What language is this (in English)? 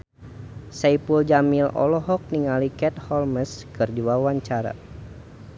Sundanese